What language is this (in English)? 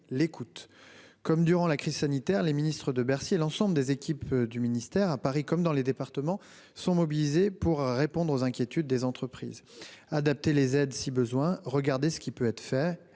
French